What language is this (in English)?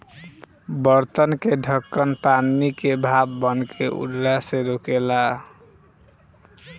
Bhojpuri